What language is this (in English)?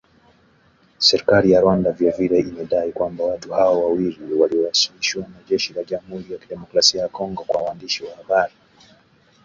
Swahili